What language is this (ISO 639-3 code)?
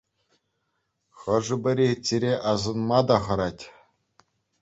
chv